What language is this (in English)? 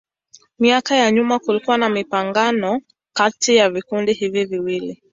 Swahili